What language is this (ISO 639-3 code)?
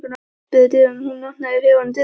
isl